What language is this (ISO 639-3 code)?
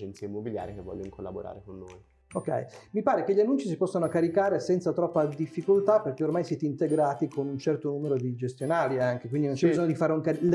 ita